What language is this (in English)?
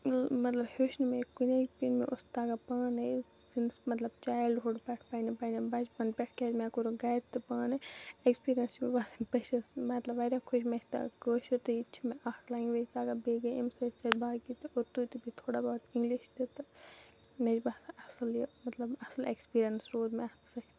Kashmiri